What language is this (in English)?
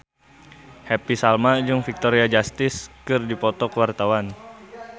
Sundanese